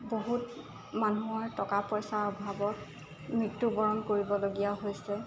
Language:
Assamese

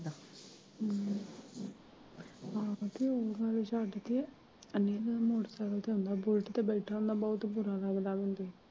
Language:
Punjabi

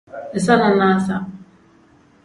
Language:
Tem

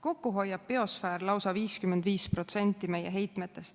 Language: Estonian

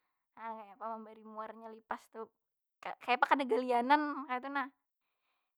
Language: Banjar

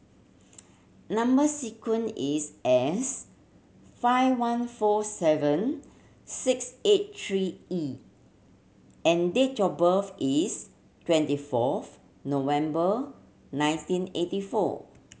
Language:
English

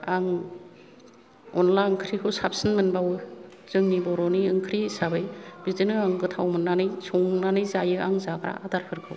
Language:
Bodo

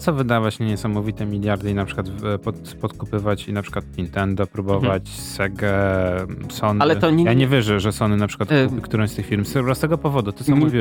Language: Polish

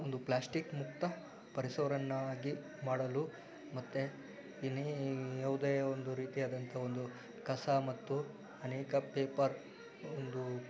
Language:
Kannada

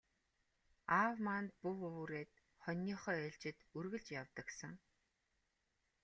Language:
Mongolian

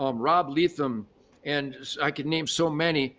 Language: English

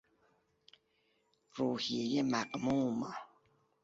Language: Persian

